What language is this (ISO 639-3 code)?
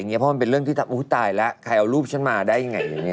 tha